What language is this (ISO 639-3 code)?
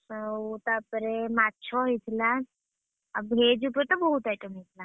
ori